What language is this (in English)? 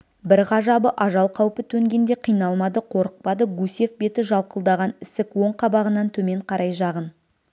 Kazakh